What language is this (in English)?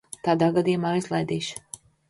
Latvian